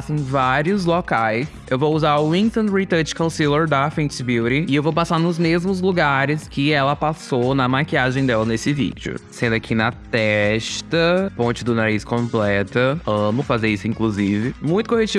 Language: Portuguese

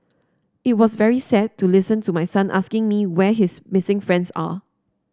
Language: English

